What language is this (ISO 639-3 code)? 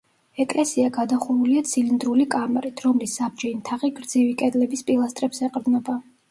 kat